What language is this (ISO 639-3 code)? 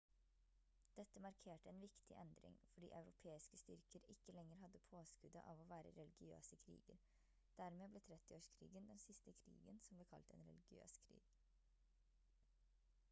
nob